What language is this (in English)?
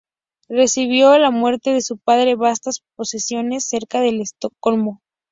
Spanish